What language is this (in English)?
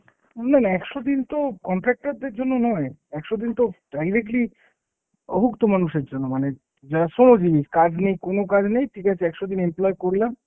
Bangla